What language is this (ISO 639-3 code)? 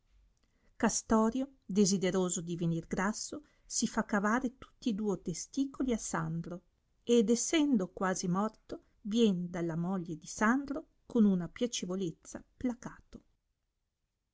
ita